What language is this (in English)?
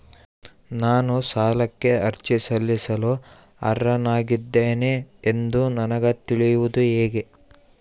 Kannada